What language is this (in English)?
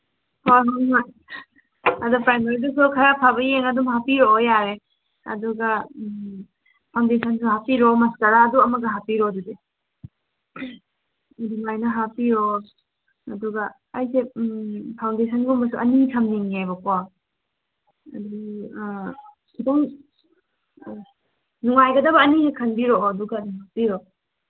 Manipuri